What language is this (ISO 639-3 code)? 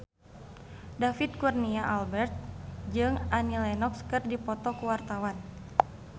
sun